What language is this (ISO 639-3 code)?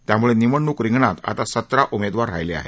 mar